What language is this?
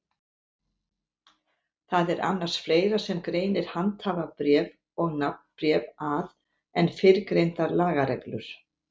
Icelandic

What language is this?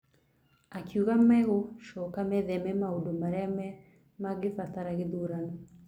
Kikuyu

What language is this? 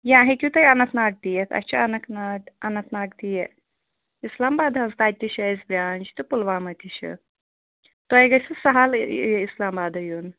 Kashmiri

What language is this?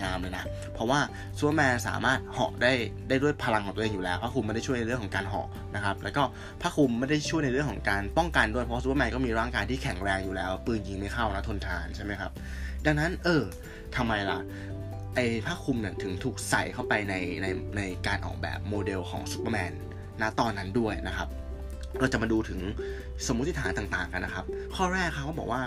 Thai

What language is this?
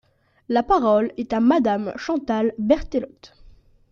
French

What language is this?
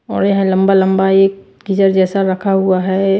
Hindi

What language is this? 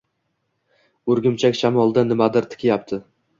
Uzbek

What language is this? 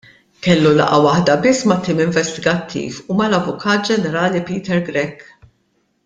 Maltese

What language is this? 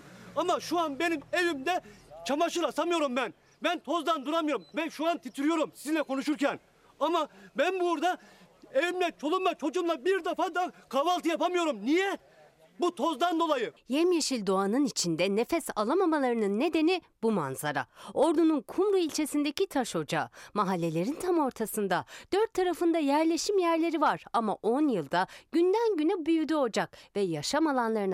Turkish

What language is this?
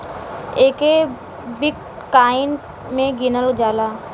Bhojpuri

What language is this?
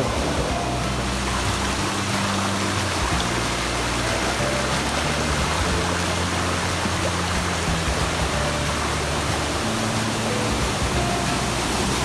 Indonesian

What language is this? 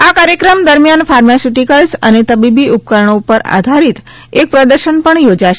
Gujarati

